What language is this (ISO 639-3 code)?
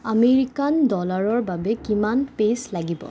asm